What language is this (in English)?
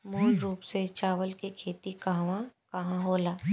Bhojpuri